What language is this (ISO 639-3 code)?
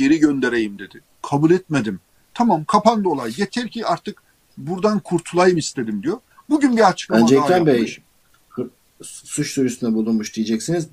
tur